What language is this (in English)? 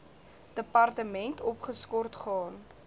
Afrikaans